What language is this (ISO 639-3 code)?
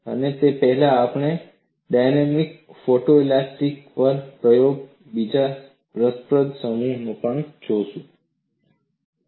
guj